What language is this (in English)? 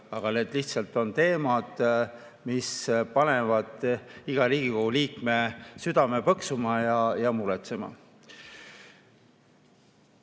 Estonian